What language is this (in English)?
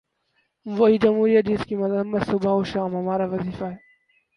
Urdu